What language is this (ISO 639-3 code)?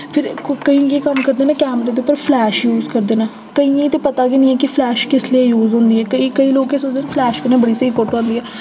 doi